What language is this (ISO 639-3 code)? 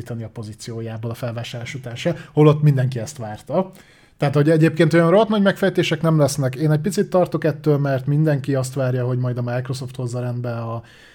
hun